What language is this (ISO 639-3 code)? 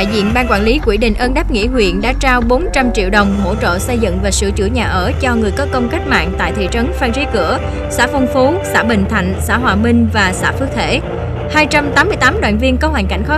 vie